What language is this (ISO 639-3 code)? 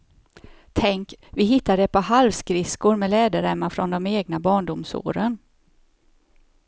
swe